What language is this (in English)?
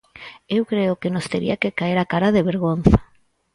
Galician